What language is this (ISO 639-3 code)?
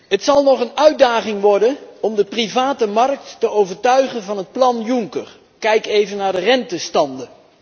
nld